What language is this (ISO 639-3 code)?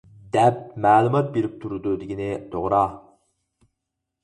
uig